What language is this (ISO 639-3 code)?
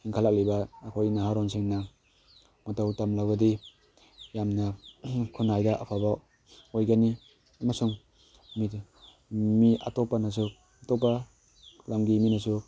mni